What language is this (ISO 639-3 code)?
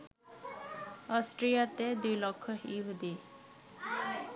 ben